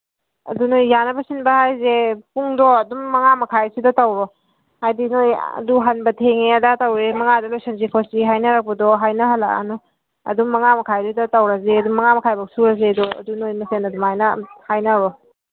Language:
Manipuri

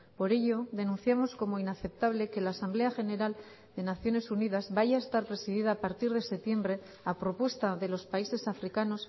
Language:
Spanish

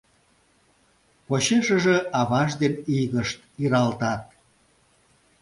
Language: Mari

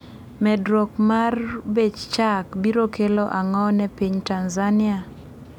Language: Luo (Kenya and Tanzania)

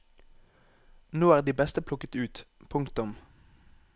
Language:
Norwegian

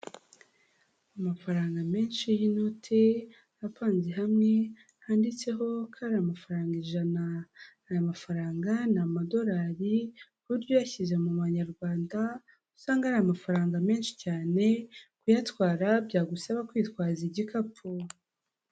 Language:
Kinyarwanda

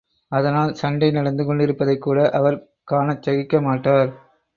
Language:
Tamil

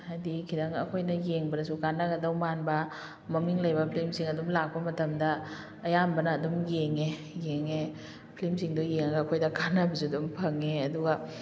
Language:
Manipuri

